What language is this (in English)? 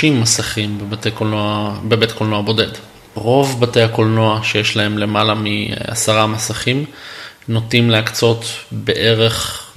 Hebrew